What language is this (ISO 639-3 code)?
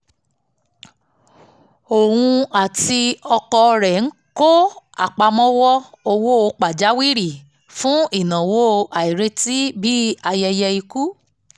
yor